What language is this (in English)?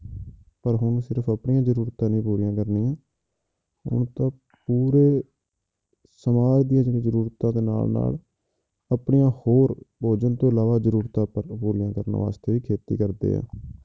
Punjabi